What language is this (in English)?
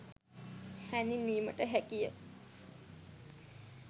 Sinhala